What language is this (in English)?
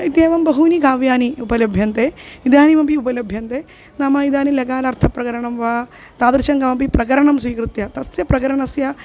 Sanskrit